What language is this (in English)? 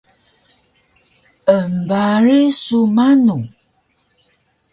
Taroko